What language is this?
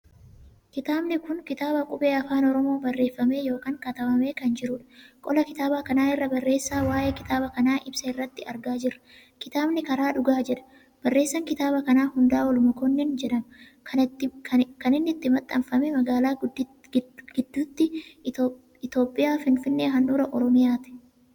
Oromo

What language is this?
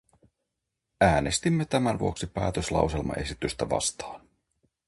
Finnish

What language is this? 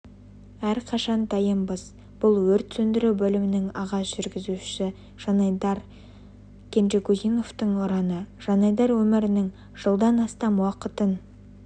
Kazakh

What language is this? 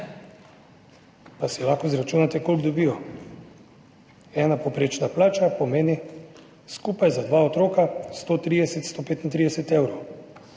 Slovenian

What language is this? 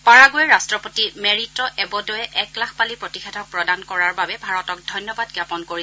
Assamese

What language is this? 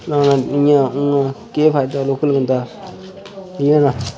Dogri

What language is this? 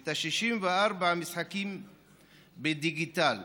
Hebrew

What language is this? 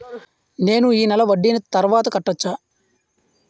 Telugu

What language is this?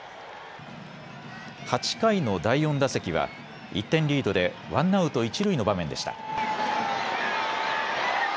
Japanese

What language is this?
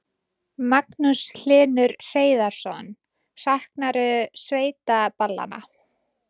Icelandic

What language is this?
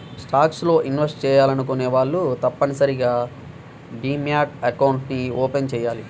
Telugu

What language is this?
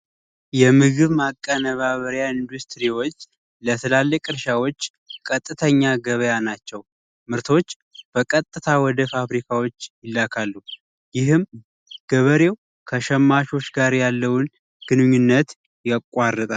Amharic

